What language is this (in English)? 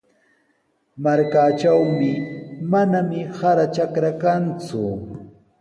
Sihuas Ancash Quechua